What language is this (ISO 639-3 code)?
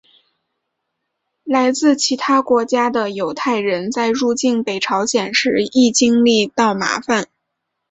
zho